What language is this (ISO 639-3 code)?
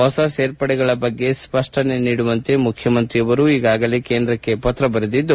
kan